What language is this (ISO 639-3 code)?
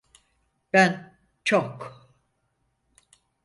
tur